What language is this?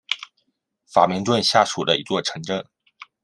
Chinese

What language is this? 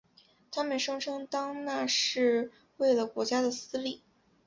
Chinese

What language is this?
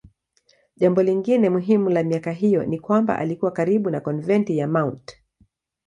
Swahili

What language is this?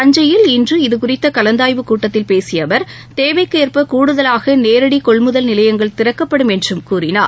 Tamil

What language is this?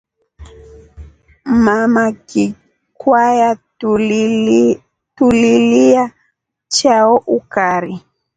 Rombo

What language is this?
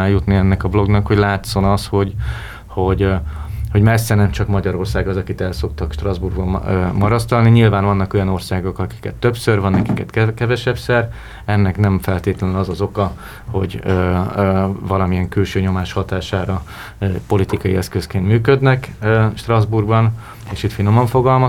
Hungarian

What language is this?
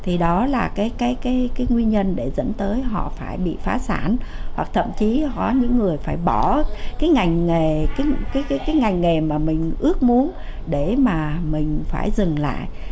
Vietnamese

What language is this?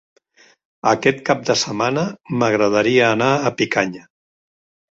Catalan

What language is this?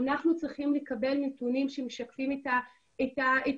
Hebrew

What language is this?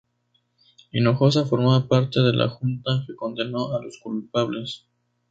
Spanish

